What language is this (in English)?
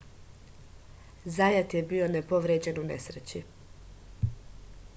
Serbian